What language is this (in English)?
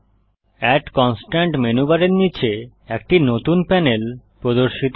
Bangla